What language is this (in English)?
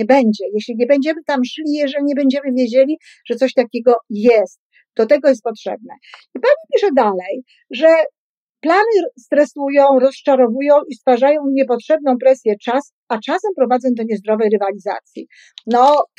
Polish